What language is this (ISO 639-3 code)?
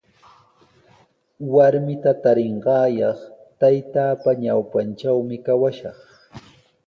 qws